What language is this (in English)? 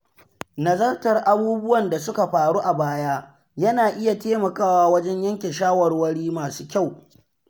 Hausa